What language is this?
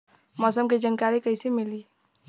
Bhojpuri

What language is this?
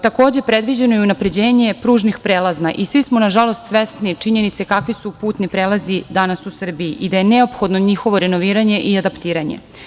Serbian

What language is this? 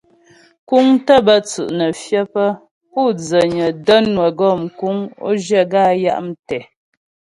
Ghomala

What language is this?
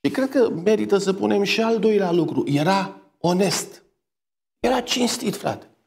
Romanian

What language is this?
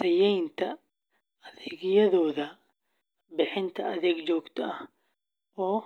Somali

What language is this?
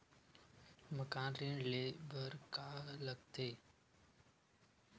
Chhattisgarhi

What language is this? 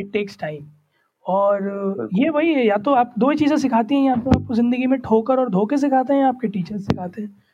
Hindi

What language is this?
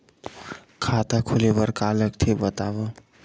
Chhattisgarhi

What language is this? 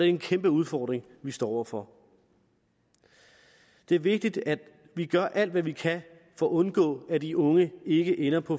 Danish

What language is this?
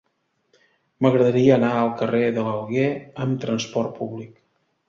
Catalan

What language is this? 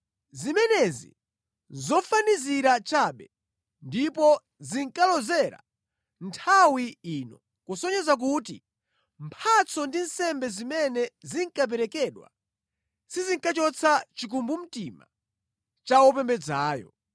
Nyanja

